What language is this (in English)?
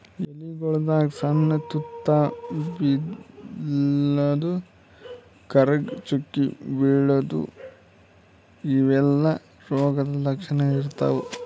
Kannada